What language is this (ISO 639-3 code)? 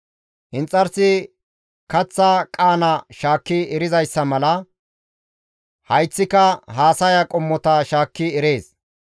gmv